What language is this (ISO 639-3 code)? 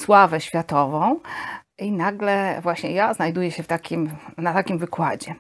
pol